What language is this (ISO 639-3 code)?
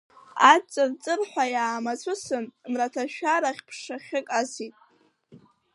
abk